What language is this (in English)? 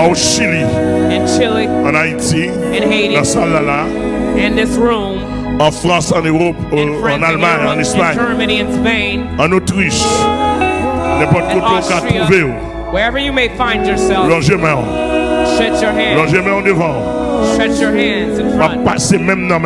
English